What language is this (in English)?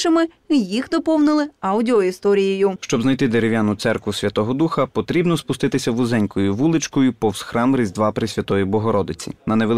Ukrainian